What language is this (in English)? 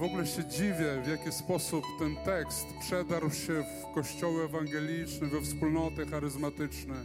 Polish